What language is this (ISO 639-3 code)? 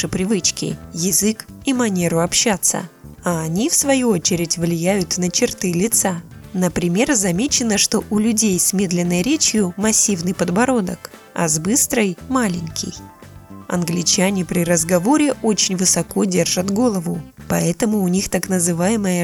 rus